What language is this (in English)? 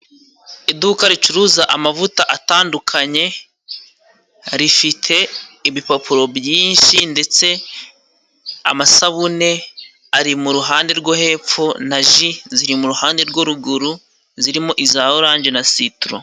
Kinyarwanda